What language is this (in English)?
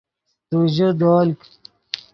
Yidgha